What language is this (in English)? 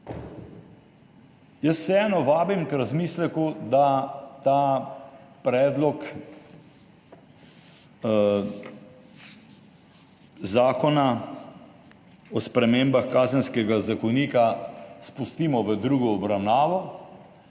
Slovenian